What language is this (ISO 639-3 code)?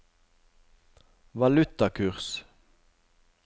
nor